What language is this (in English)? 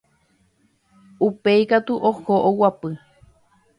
Guarani